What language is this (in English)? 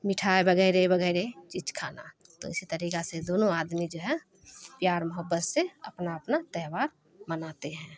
Urdu